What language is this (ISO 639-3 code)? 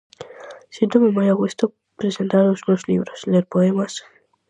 glg